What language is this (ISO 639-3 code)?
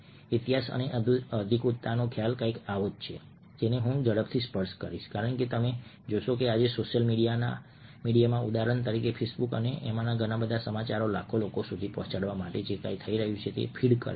guj